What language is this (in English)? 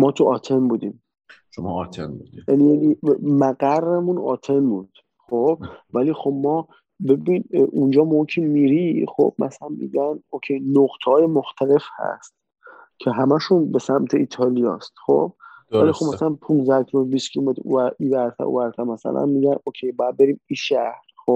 Persian